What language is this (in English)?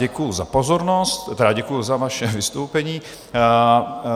Czech